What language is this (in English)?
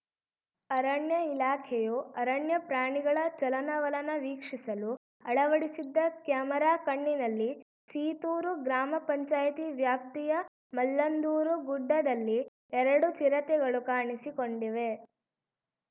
Kannada